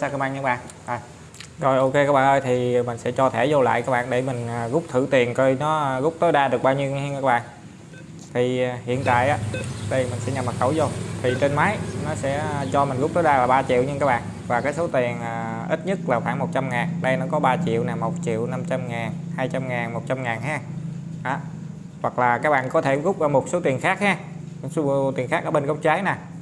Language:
Vietnamese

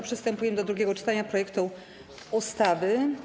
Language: Polish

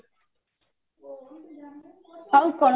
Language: Odia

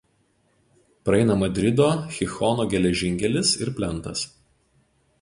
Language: Lithuanian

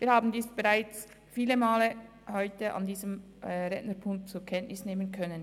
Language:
Swiss German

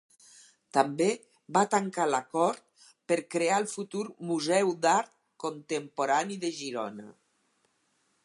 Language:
Catalan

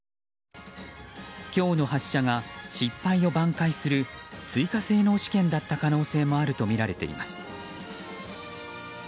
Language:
Japanese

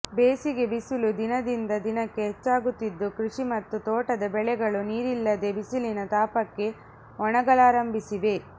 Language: Kannada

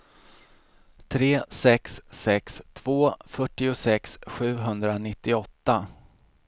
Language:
Swedish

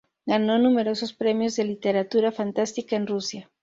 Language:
Spanish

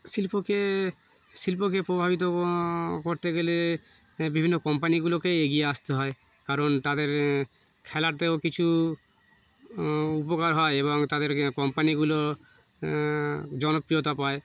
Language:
Bangla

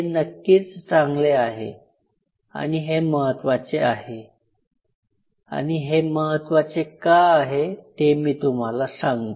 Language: Marathi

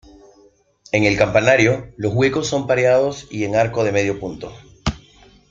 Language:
Spanish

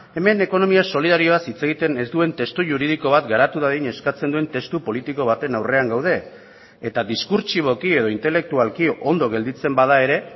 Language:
Basque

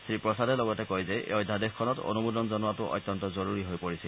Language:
Assamese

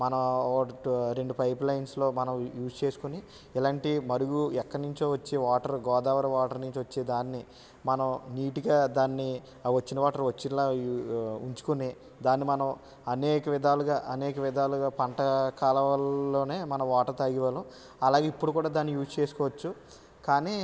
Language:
Telugu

